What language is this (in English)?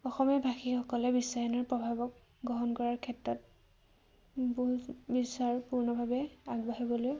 Assamese